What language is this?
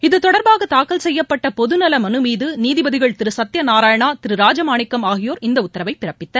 Tamil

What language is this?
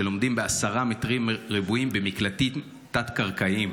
Hebrew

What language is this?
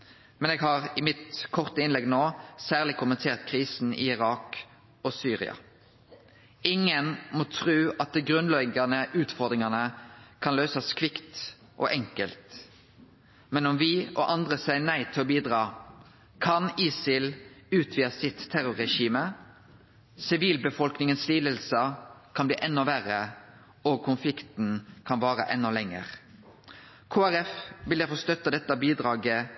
Norwegian Nynorsk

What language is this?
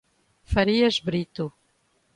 Portuguese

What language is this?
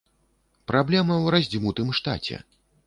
Belarusian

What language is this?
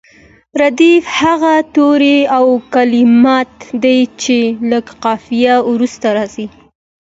Pashto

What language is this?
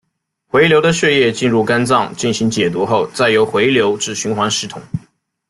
Chinese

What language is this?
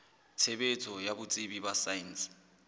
Southern Sotho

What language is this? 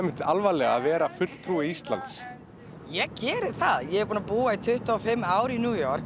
Icelandic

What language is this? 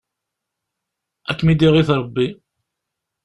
Kabyle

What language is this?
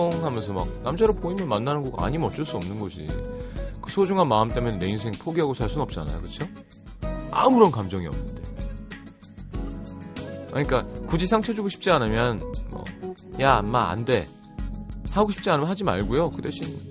Korean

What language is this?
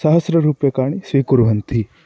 Sanskrit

